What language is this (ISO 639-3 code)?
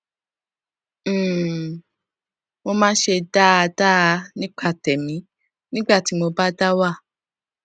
yor